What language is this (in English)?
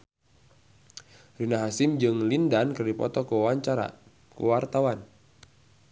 Sundanese